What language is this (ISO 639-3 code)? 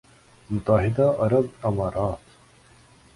urd